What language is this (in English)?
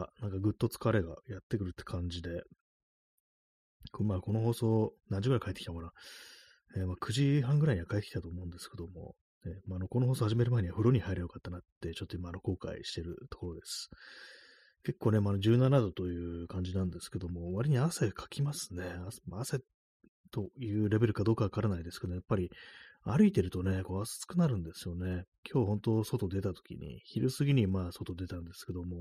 Japanese